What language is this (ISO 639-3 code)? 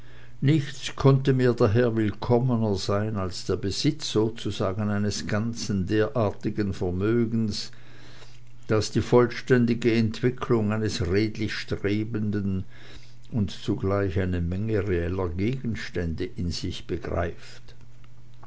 deu